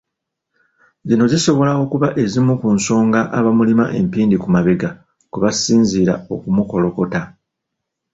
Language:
Ganda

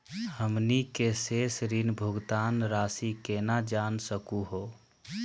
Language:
Magahi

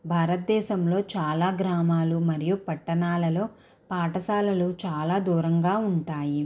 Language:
Telugu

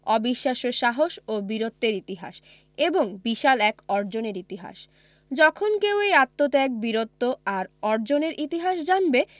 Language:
Bangla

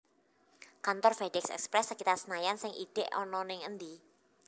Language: Javanese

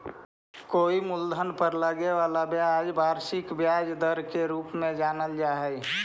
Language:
Magahi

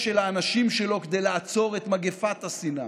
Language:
Hebrew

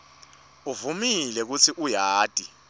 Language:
Swati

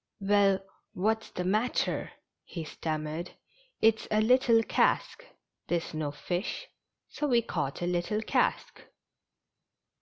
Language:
English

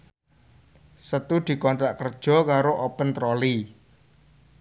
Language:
Javanese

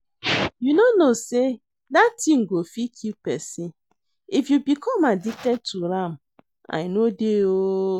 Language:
Nigerian Pidgin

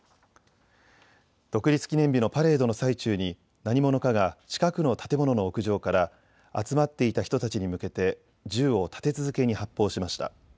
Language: Japanese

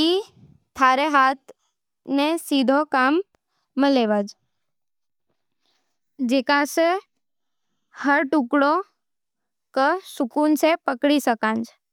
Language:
Nimadi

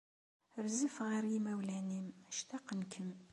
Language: Kabyle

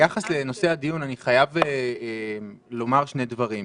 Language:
Hebrew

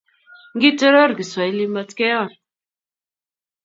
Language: Kalenjin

